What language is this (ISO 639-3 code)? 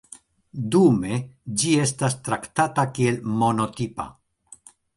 epo